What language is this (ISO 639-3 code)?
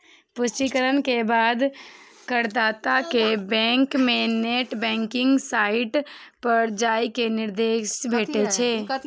mai